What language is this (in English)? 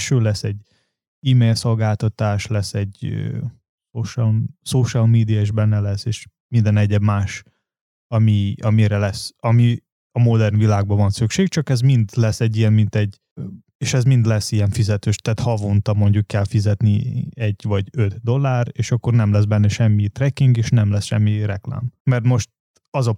Hungarian